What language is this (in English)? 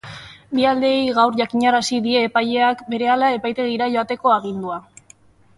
Basque